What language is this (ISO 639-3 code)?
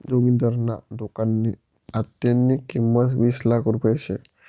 mar